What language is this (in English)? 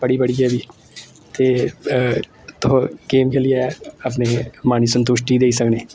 Dogri